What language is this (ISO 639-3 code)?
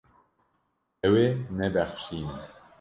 kur